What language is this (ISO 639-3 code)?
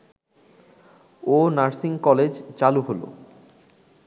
ben